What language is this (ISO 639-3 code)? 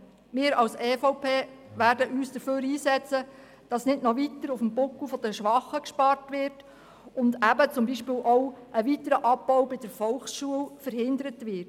gsw